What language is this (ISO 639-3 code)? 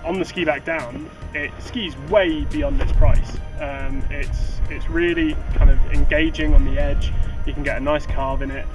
eng